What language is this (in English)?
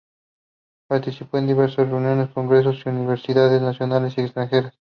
Spanish